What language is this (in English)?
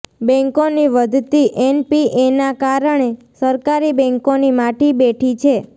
Gujarati